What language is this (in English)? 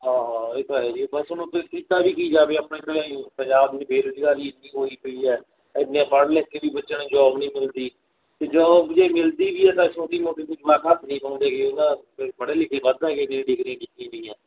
Punjabi